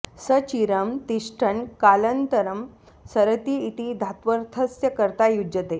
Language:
Sanskrit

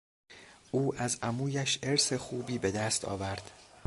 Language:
Persian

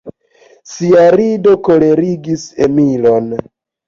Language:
Esperanto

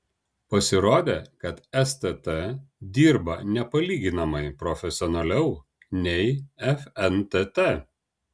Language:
Lithuanian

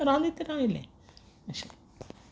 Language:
Konkani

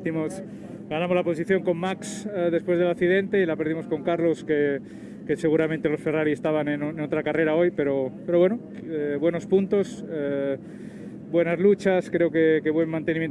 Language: Spanish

